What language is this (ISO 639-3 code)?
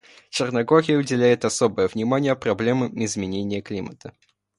rus